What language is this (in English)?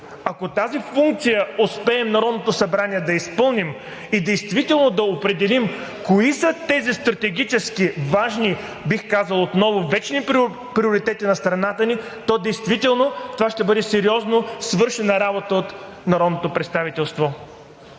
Bulgarian